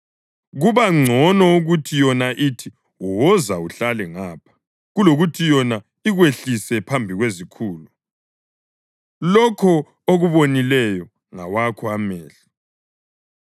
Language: North Ndebele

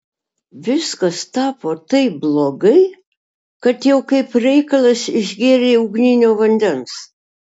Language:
Lithuanian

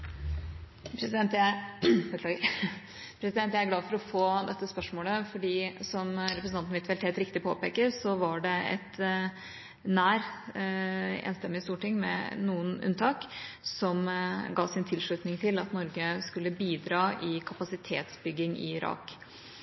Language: Norwegian Bokmål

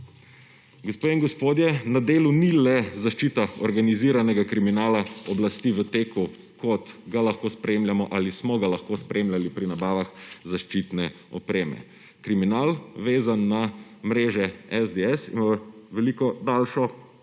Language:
Slovenian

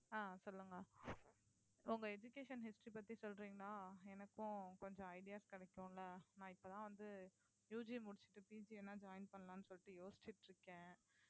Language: Tamil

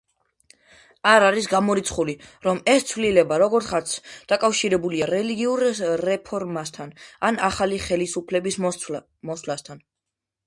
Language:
Georgian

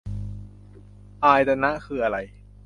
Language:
Thai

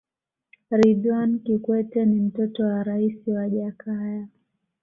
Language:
Swahili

